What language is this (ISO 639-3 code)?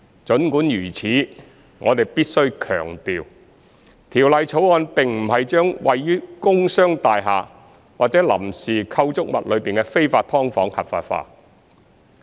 yue